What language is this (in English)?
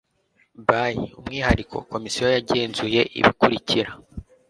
Kinyarwanda